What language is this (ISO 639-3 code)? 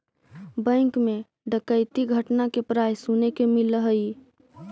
mag